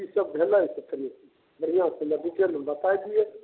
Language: Maithili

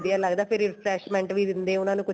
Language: Punjabi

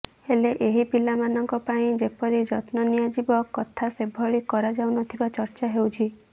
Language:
Odia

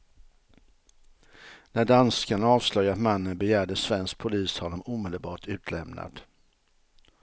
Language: Swedish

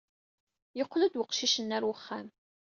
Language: Kabyle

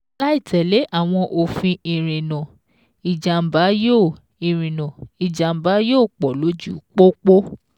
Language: Yoruba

